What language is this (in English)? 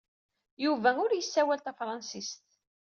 Kabyle